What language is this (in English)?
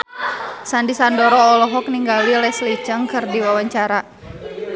Sundanese